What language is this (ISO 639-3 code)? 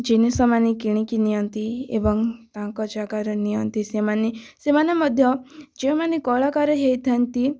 ori